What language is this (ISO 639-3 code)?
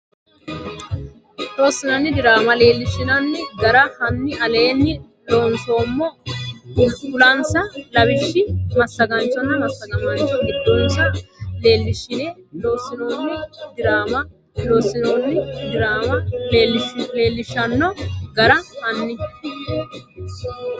sid